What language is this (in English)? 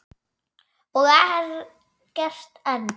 Icelandic